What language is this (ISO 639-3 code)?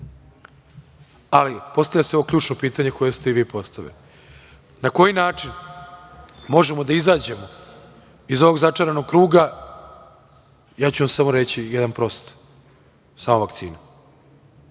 srp